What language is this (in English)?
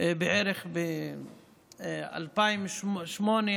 Hebrew